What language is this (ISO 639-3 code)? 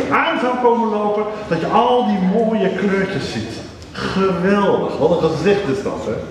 nld